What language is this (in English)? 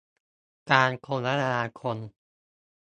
Thai